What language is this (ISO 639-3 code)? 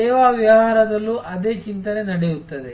kan